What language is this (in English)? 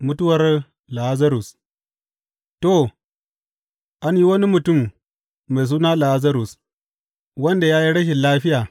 Hausa